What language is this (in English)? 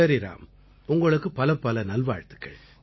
Tamil